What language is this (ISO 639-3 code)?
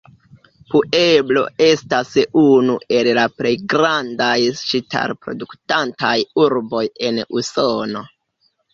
epo